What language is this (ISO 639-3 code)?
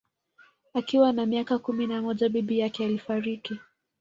swa